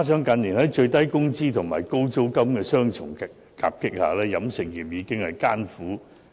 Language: Cantonese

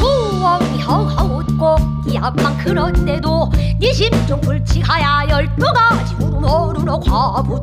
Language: Korean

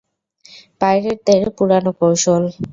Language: Bangla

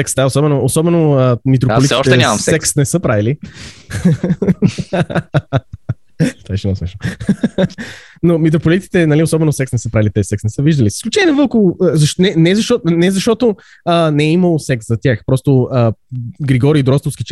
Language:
Bulgarian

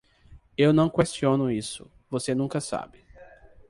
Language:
Portuguese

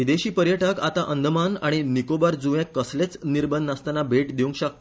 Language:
Konkani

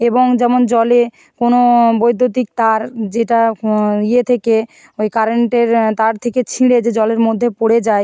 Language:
Bangla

